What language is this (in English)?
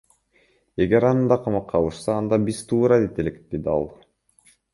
Kyrgyz